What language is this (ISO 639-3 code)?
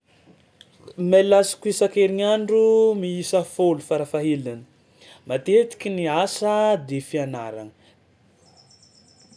xmw